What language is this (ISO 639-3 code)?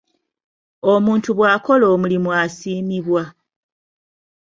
lug